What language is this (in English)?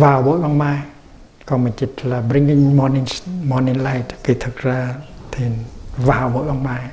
Vietnamese